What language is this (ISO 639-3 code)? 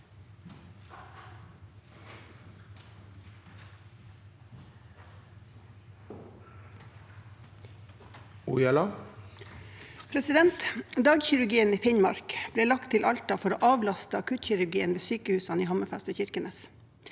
nor